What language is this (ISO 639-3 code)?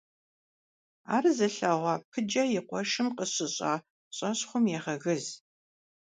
kbd